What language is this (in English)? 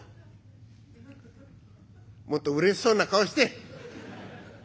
Japanese